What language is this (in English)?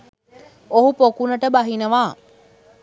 Sinhala